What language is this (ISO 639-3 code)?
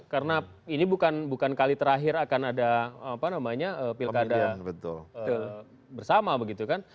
ind